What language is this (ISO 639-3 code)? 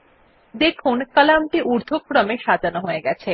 ben